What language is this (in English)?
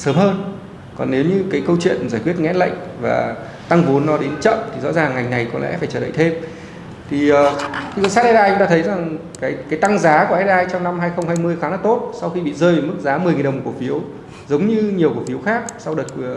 Vietnamese